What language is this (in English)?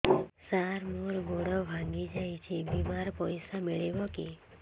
Odia